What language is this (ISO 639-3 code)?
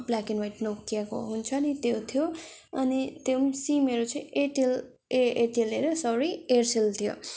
nep